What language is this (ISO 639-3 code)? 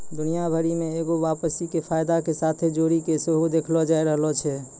mai